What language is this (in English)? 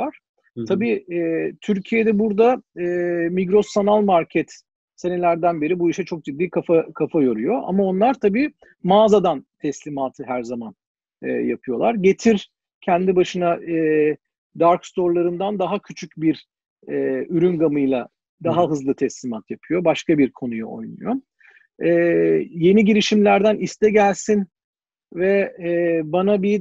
Turkish